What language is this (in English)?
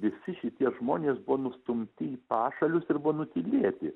Lithuanian